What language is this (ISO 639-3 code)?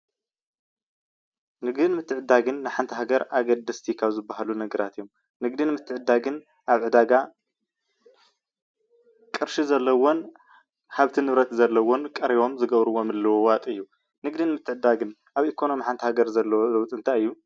tir